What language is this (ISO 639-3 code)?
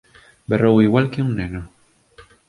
glg